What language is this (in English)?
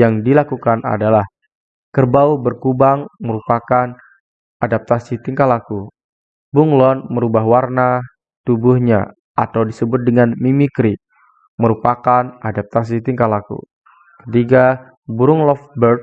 Indonesian